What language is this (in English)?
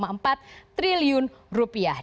Indonesian